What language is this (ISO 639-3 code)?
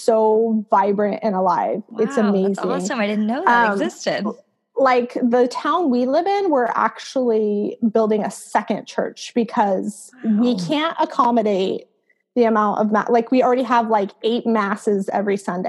eng